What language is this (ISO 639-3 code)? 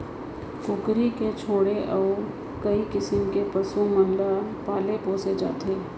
hne